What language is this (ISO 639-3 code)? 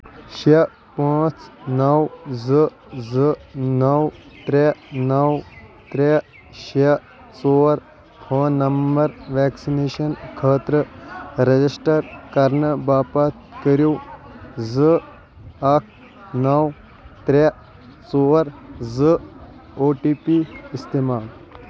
kas